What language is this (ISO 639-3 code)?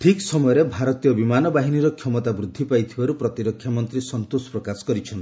ori